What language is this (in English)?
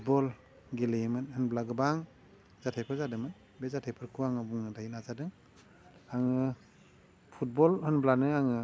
Bodo